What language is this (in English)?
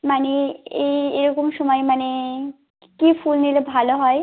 Bangla